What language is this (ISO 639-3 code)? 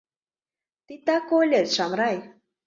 chm